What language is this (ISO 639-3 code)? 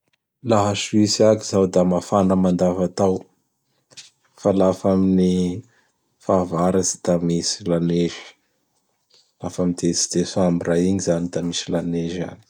bhr